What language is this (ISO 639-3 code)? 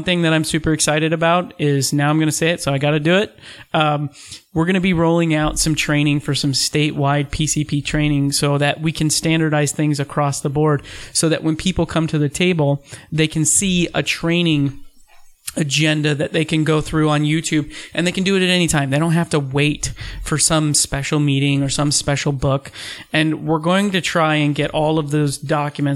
eng